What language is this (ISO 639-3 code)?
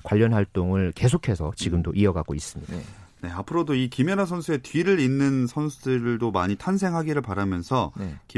kor